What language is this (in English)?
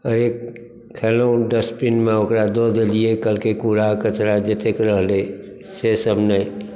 Maithili